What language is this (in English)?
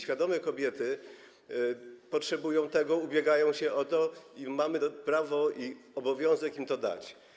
Polish